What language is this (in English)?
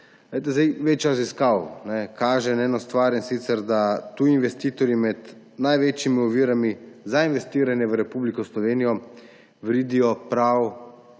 Slovenian